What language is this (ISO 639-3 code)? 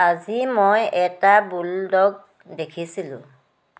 asm